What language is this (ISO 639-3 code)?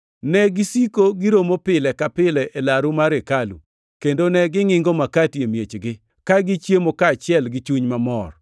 luo